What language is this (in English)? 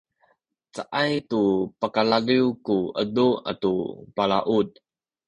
Sakizaya